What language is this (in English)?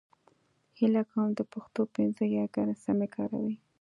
Pashto